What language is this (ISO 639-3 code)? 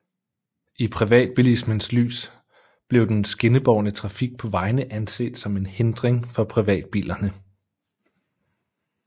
dan